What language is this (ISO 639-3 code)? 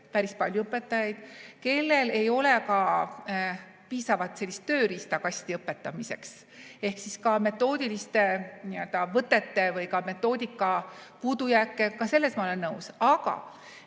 est